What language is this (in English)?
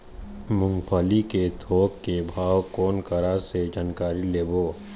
Chhattisgarhi